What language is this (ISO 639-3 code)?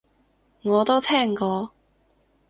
yue